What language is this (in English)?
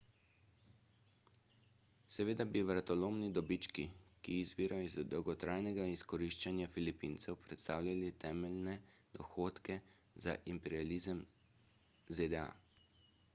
Slovenian